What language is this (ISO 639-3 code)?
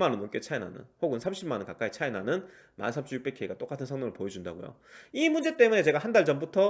kor